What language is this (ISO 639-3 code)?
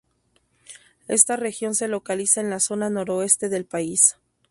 spa